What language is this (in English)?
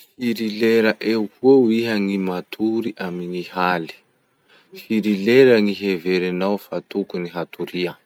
Masikoro Malagasy